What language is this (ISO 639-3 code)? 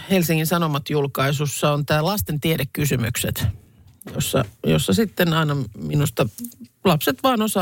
fin